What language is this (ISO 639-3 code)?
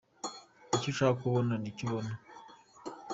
kin